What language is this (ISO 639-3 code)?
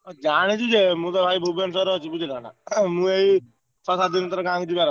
ori